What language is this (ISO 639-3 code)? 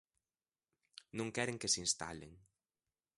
glg